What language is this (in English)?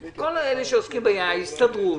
Hebrew